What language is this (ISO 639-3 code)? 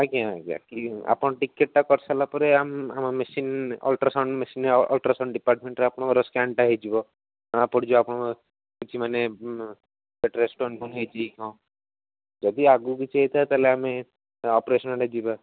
ori